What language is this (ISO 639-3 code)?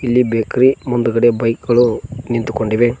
kan